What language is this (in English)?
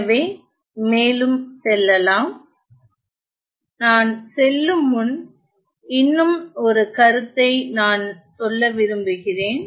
Tamil